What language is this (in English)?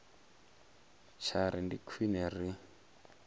Venda